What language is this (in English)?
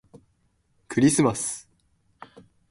Japanese